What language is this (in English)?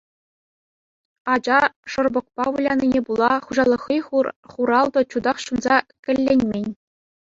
Chuvash